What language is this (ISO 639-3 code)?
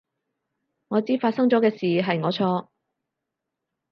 yue